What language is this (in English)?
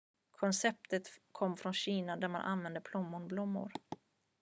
Swedish